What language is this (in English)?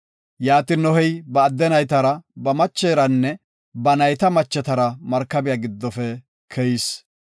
Gofa